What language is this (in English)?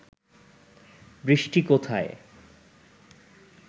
Bangla